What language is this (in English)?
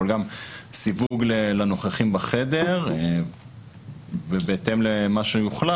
Hebrew